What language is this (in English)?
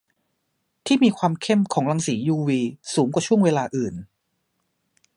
Thai